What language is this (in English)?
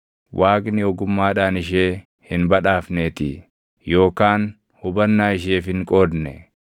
Oromo